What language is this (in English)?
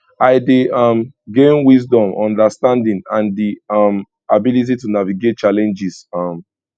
Nigerian Pidgin